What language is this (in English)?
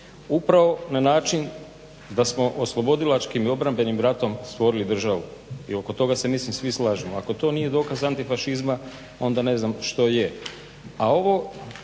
Croatian